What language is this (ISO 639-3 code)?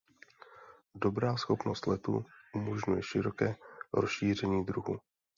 ces